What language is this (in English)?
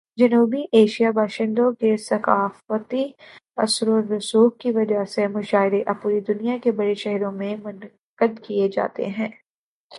Urdu